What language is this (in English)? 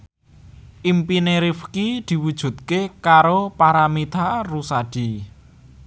Javanese